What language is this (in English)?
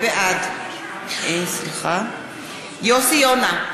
Hebrew